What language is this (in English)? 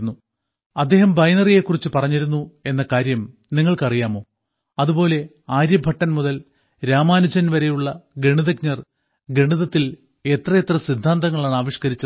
Malayalam